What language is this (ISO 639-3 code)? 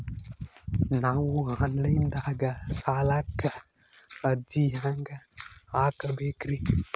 kan